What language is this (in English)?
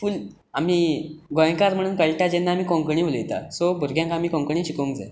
Konkani